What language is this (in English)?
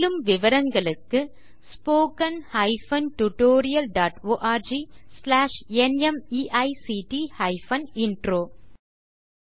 Tamil